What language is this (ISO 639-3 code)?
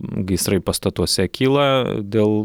lit